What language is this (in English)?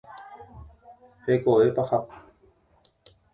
Guarani